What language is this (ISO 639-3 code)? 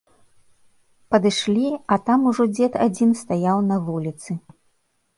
bel